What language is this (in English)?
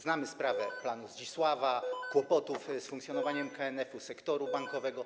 Polish